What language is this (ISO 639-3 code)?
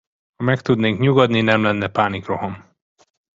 hun